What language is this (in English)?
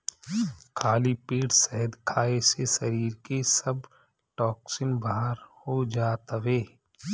Bhojpuri